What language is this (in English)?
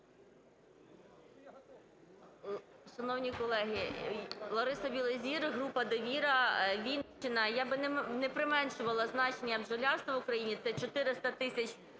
Ukrainian